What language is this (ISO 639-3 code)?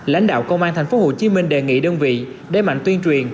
vie